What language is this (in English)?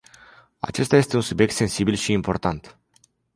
Romanian